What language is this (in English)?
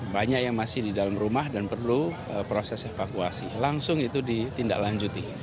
Indonesian